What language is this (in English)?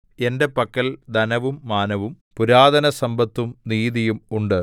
Malayalam